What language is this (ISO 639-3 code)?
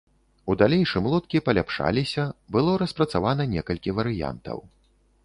bel